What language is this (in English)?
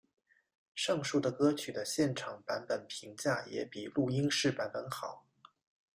Chinese